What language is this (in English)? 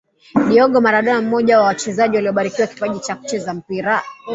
Swahili